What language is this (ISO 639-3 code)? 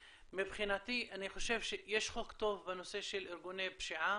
heb